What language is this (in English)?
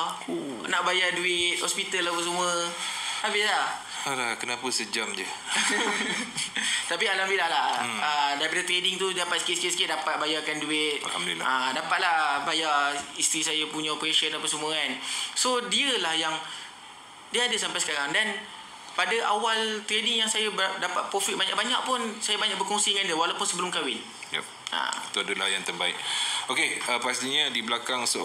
Malay